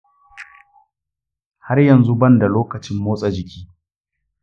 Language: Hausa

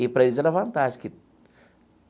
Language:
Portuguese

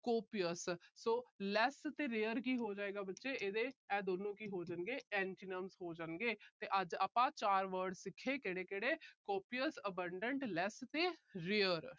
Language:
Punjabi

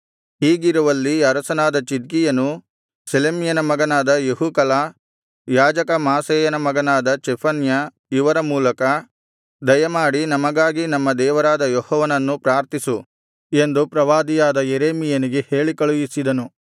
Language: Kannada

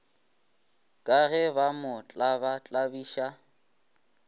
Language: Northern Sotho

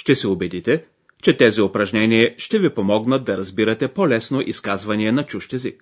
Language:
Bulgarian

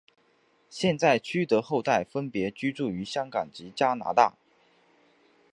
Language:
Chinese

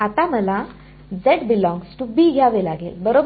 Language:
Marathi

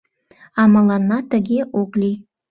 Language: Mari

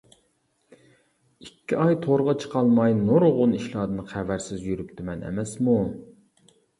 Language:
Uyghur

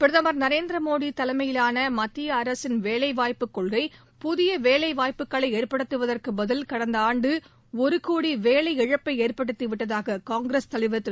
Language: Tamil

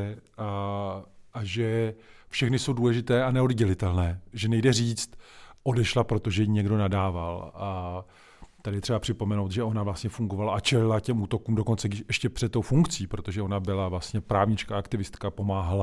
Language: Czech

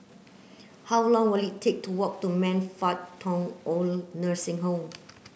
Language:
English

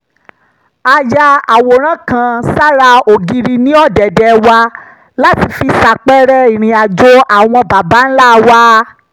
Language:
Yoruba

